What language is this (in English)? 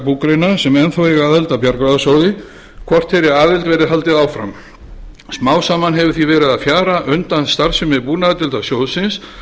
Icelandic